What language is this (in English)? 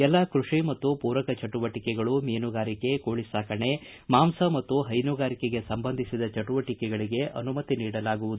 Kannada